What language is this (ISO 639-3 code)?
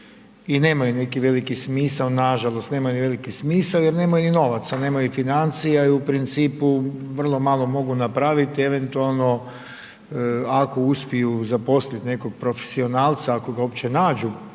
hrv